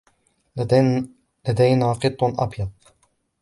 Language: Arabic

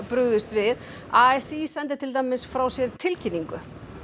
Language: Icelandic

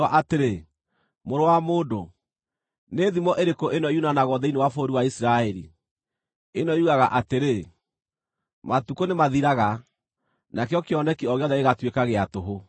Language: Kikuyu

